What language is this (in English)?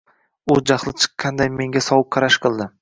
Uzbek